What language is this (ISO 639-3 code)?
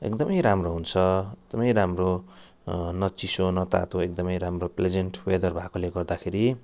nep